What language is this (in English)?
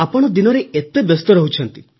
Odia